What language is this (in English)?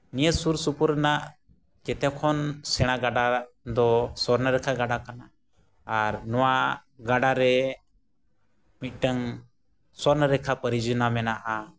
Santali